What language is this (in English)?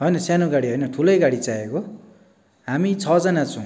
Nepali